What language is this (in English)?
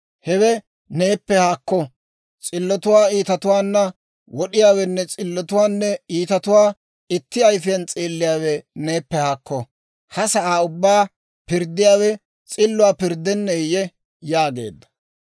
Dawro